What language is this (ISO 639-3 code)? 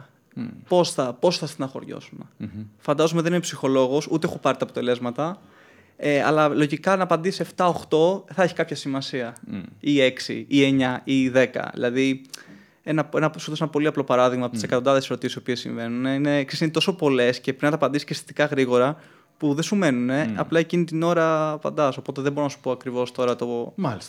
ell